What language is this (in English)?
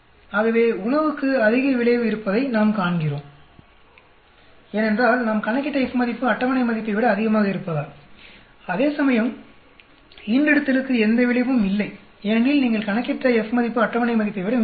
Tamil